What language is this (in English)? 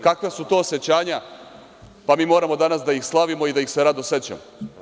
Serbian